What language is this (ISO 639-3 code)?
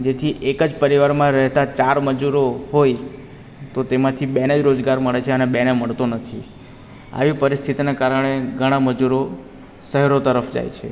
guj